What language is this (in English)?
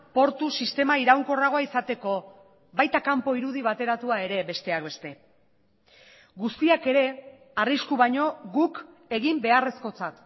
Basque